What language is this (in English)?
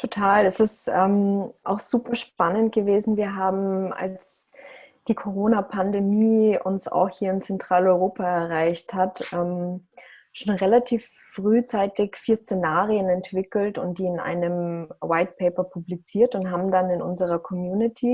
German